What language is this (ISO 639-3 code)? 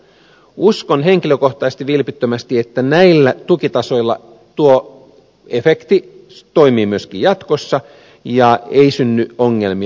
fin